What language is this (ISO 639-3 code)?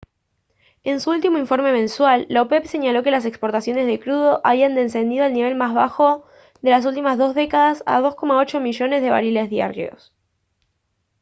spa